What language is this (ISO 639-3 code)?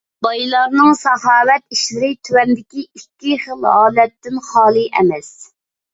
uig